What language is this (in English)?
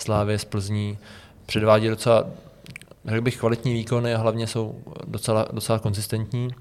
Czech